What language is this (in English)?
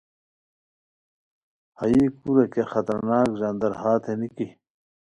Khowar